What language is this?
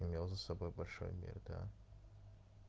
Russian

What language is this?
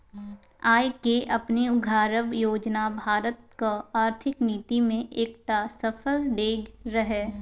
Maithili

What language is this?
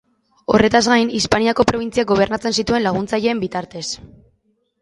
Basque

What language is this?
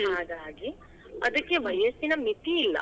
Kannada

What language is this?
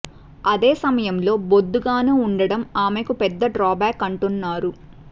Telugu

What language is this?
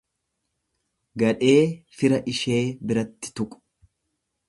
Oromo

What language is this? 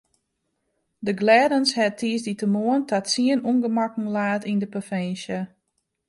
Western Frisian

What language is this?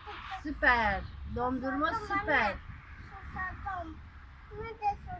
Turkish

